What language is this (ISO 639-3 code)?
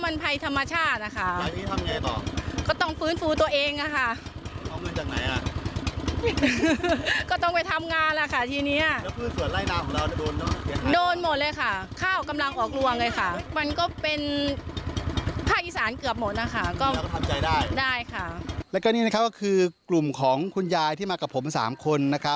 tha